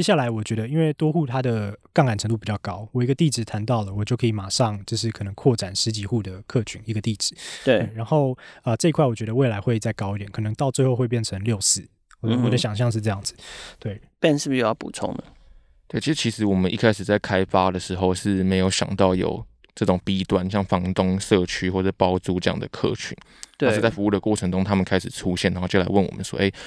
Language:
Chinese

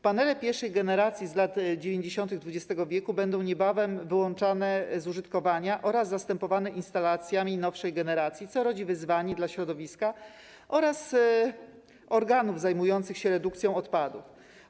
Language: Polish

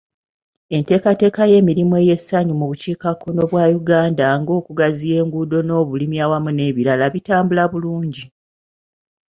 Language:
Ganda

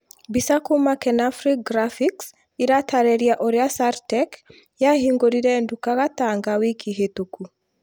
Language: Kikuyu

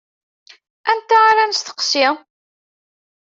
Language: Kabyle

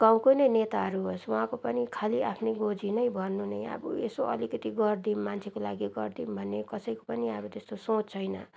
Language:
Nepali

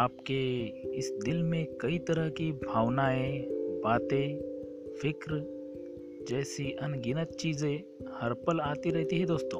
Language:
Hindi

